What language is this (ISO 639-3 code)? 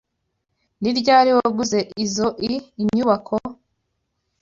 kin